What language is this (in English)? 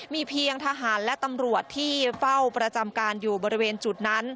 Thai